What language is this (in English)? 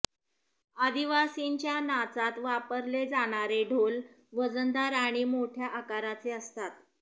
Marathi